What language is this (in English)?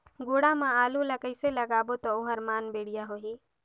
Chhattisgarhi